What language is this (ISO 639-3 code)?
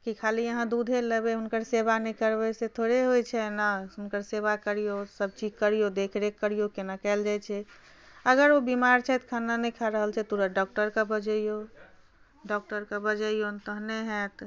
mai